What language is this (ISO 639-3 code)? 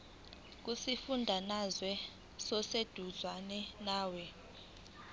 zul